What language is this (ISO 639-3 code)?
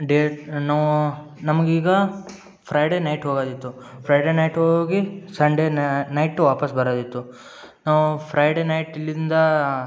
kan